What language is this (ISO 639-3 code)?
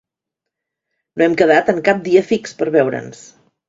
cat